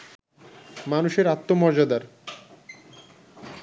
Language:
Bangla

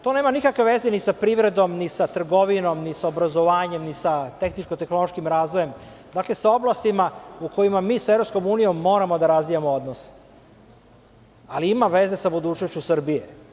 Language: Serbian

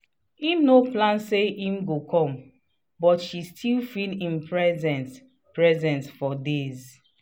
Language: Nigerian Pidgin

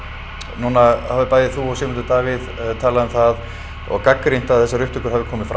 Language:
Icelandic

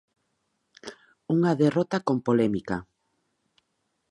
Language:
Galician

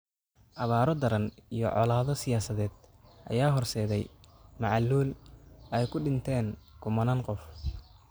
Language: Somali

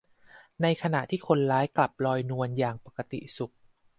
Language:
Thai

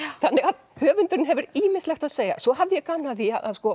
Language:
Icelandic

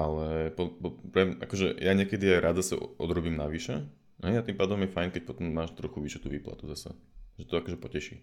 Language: Slovak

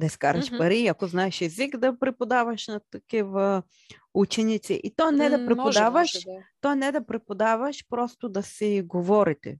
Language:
Bulgarian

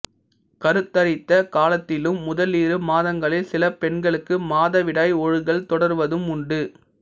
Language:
Tamil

